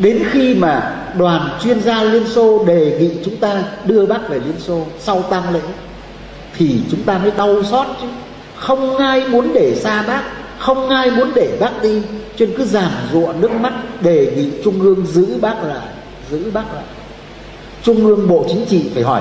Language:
Vietnamese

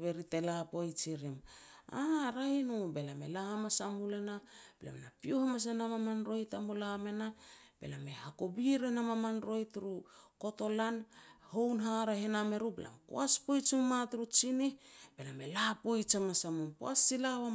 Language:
Petats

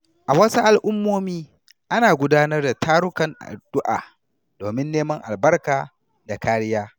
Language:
Hausa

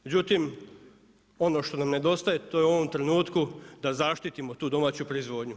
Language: Croatian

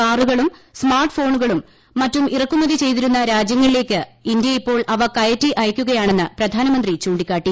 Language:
Malayalam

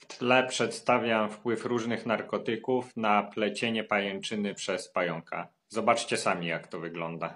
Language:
Polish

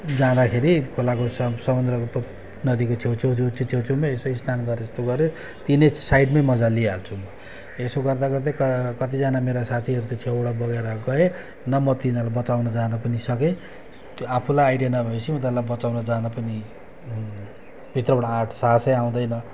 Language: Nepali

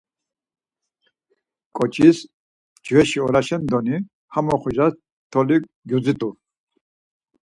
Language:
Laz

